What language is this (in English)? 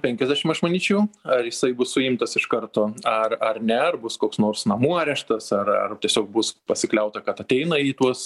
Lithuanian